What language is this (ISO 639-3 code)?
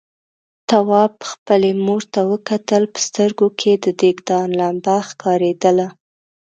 pus